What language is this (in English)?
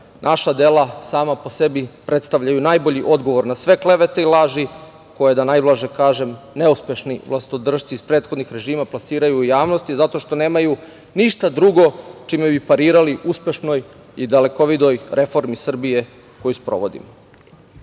Serbian